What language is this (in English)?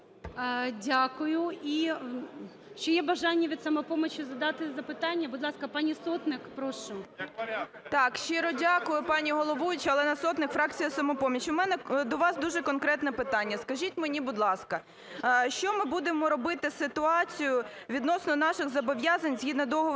Ukrainian